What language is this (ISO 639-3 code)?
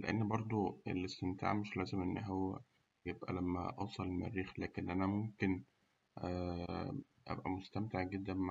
arz